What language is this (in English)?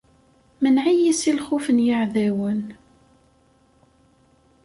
Kabyle